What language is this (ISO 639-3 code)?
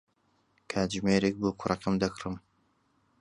ckb